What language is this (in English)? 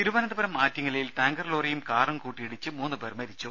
Malayalam